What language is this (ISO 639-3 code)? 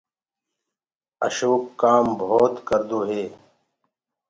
ggg